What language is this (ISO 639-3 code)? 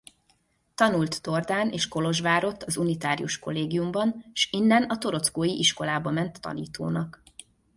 hun